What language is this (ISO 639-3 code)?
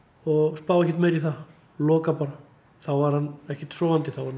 isl